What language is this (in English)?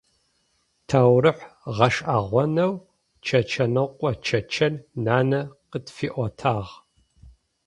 Adyghe